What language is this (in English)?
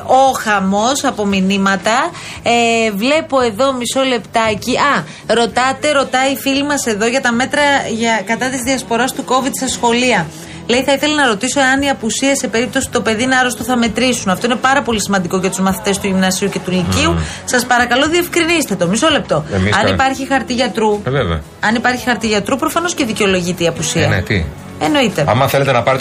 Greek